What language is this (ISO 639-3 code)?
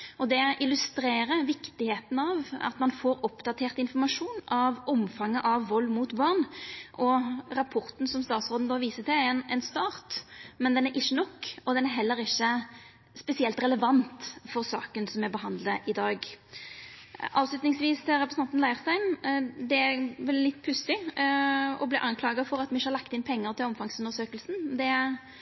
nno